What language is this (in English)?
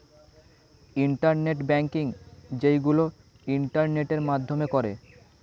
Bangla